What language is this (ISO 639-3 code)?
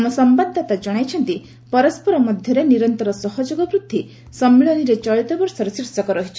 ori